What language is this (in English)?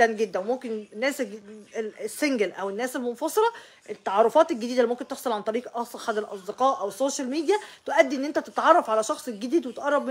Arabic